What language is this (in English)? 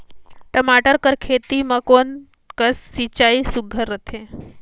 Chhattisgarhi